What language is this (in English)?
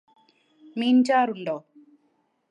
Malayalam